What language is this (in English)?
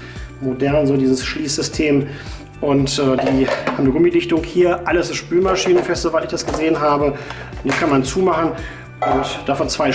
German